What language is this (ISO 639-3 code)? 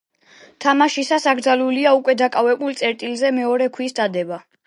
kat